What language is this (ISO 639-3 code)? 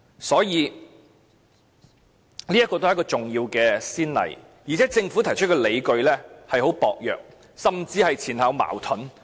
yue